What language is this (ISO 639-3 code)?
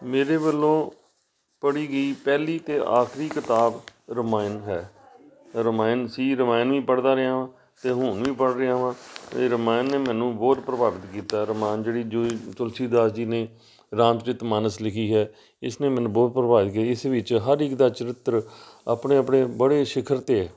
pan